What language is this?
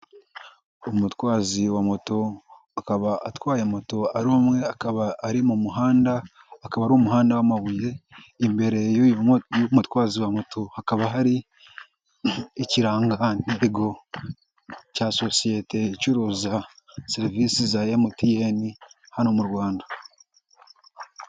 Kinyarwanda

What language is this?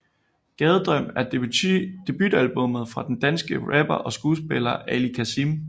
Danish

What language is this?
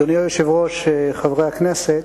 Hebrew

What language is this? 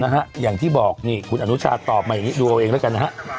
Thai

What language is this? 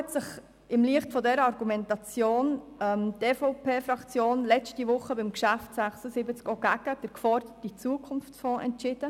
Swiss German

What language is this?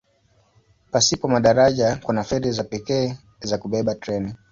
Swahili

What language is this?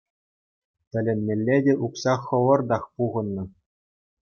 Chuvash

